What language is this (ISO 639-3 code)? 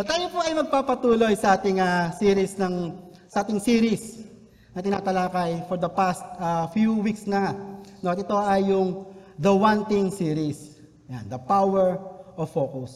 fil